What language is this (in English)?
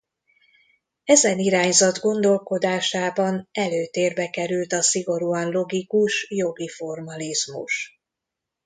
Hungarian